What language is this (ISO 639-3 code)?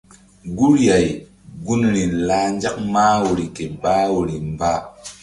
mdd